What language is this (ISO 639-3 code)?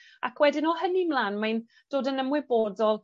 cym